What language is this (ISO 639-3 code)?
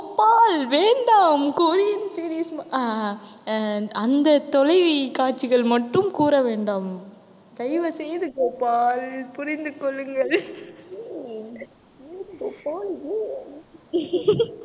tam